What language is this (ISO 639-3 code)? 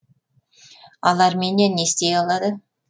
kaz